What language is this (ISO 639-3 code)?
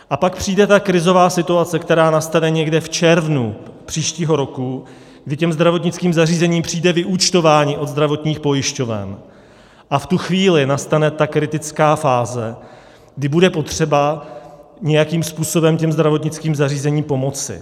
ces